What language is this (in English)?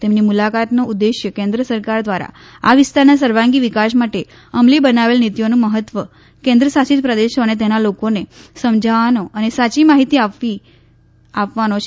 Gujarati